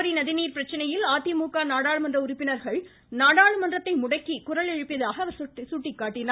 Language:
Tamil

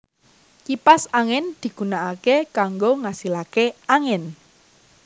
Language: Javanese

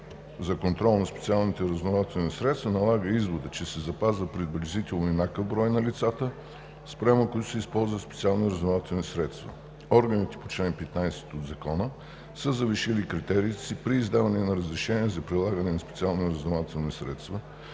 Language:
Bulgarian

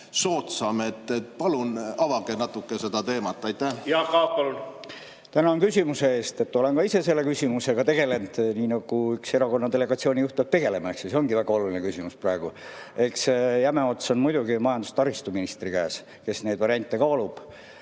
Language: Estonian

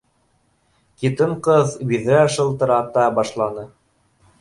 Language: Bashkir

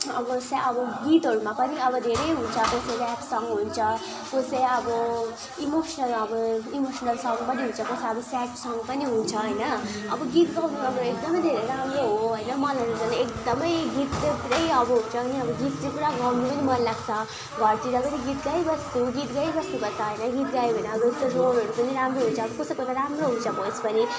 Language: Nepali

